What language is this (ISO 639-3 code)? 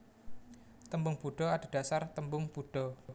jav